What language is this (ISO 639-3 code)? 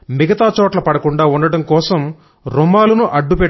tel